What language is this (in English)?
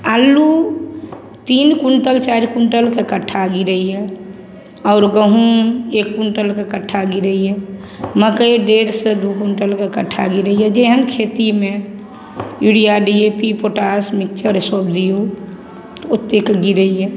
Maithili